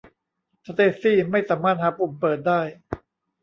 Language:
Thai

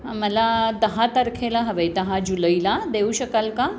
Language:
Marathi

